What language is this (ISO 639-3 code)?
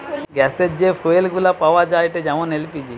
ben